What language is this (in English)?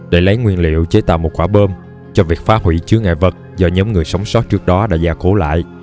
Vietnamese